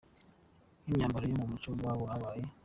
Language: Kinyarwanda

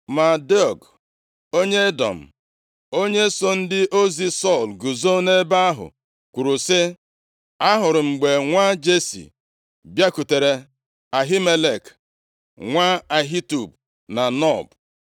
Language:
Igbo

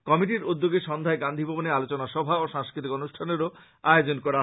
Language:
Bangla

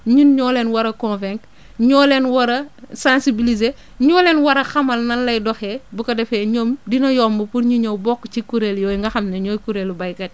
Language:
Wolof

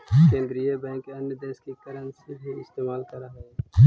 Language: Magahi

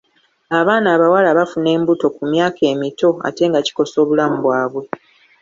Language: Ganda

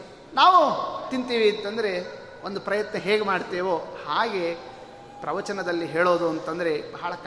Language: Kannada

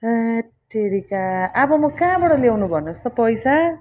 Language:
Nepali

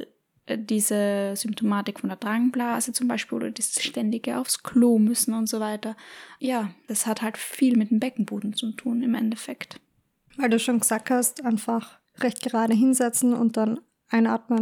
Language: German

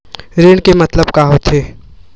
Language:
Chhattisgarhi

